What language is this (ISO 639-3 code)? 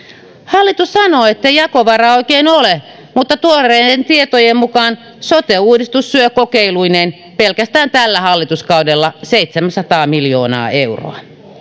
fin